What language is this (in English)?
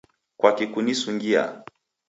Taita